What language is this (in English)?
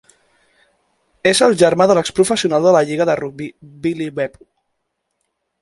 Catalan